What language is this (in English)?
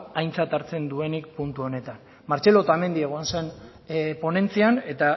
Basque